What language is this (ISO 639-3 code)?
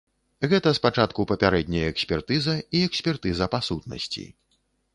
bel